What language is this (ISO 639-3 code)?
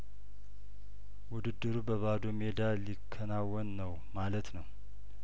amh